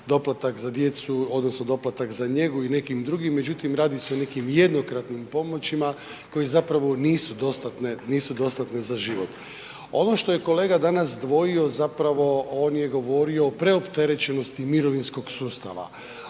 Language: Croatian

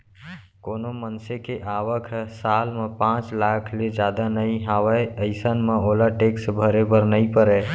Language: Chhattisgarhi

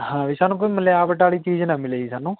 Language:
Punjabi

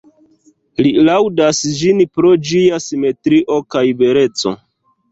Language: Esperanto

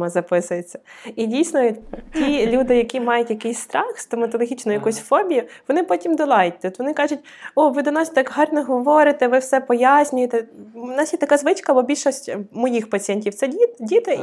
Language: Ukrainian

